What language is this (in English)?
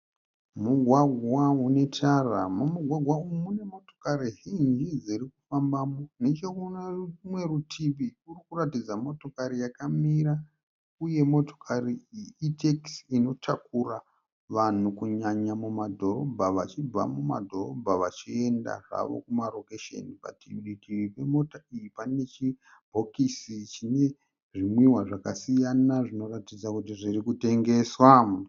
Shona